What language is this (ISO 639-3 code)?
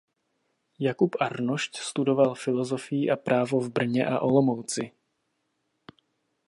ces